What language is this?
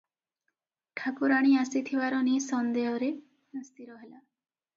Odia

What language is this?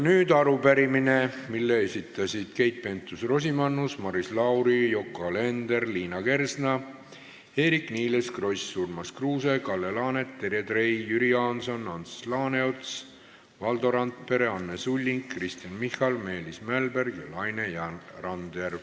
Estonian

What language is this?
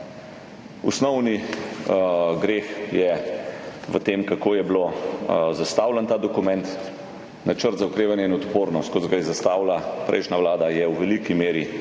Slovenian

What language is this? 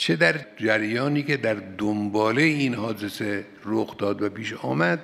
Persian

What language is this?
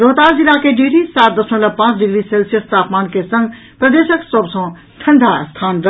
Maithili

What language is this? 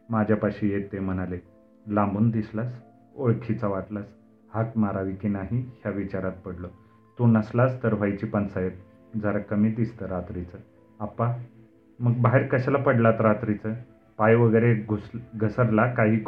Marathi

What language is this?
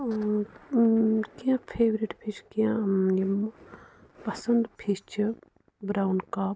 Kashmiri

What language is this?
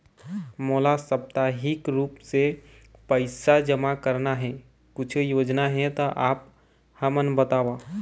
Chhattisgarhi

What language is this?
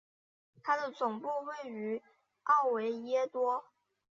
Chinese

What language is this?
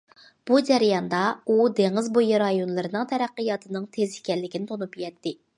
Uyghur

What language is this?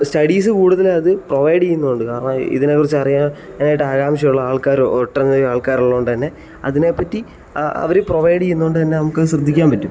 Malayalam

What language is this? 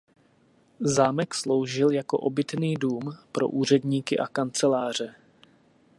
Czech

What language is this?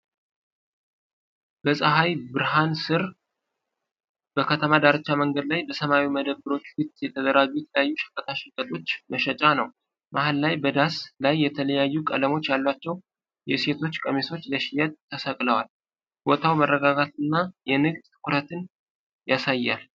Amharic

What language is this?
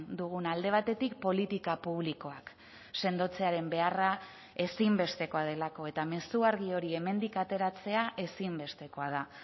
Basque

